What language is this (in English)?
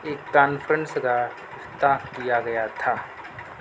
Urdu